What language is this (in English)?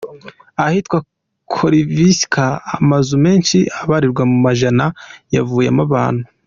Kinyarwanda